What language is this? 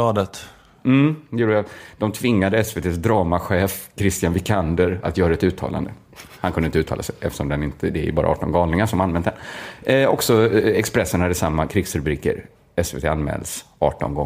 Swedish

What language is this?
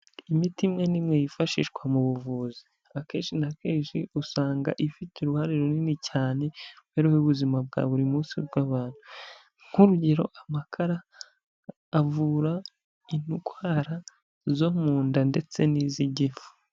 Kinyarwanda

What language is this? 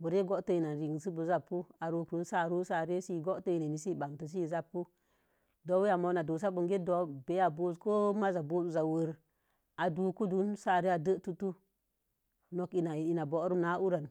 Mom Jango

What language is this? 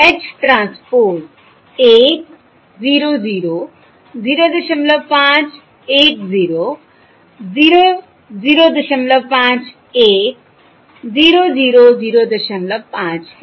Hindi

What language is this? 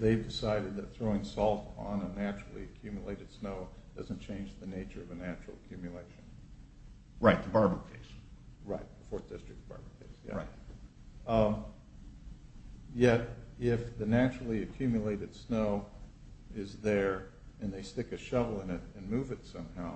English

